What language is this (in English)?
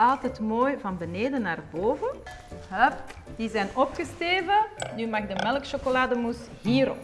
Dutch